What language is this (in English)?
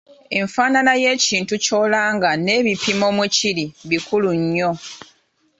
Ganda